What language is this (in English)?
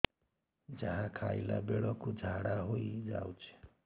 Odia